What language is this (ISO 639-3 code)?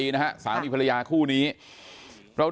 tha